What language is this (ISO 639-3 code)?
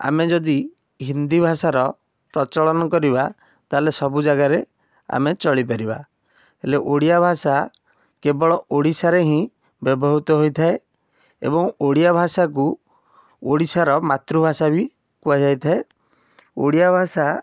ori